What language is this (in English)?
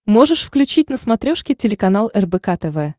Russian